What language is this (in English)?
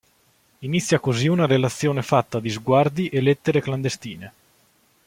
Italian